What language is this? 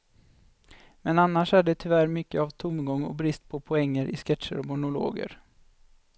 Swedish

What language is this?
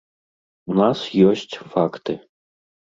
Belarusian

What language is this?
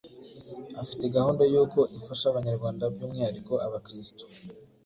Kinyarwanda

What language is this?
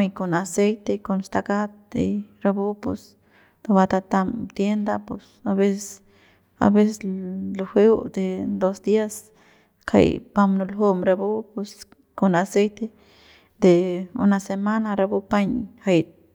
Central Pame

